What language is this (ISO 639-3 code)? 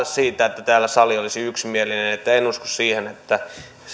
fin